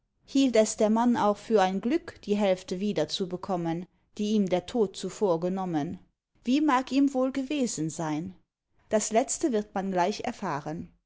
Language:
German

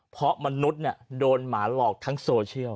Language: Thai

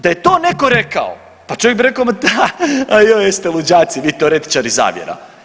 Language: Croatian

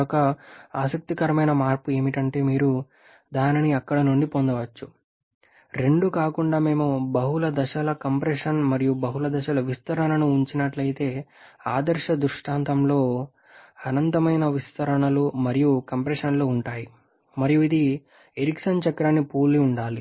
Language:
Telugu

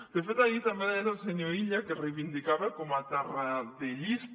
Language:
Catalan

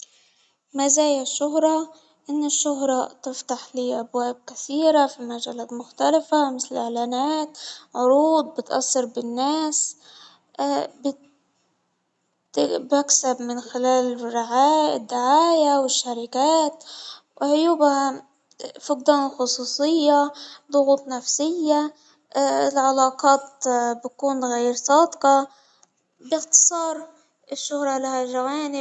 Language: Hijazi Arabic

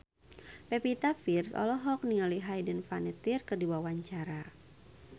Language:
Sundanese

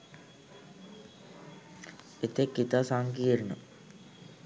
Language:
Sinhala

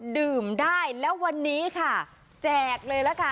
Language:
Thai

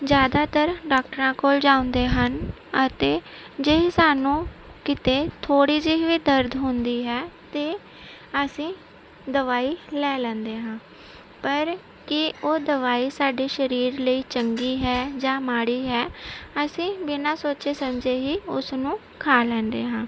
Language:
Punjabi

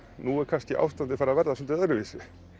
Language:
Icelandic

